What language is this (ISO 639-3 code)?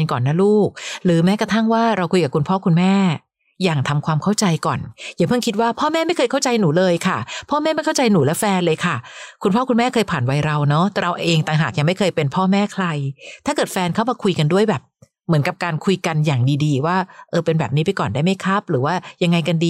tha